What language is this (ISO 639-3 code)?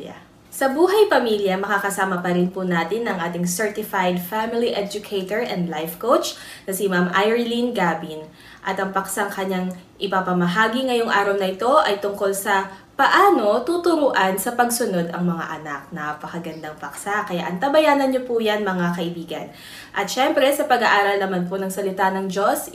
fil